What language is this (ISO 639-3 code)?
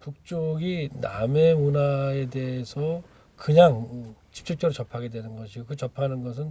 kor